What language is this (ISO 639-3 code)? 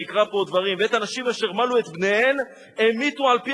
heb